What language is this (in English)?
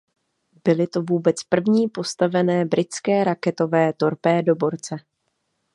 Czech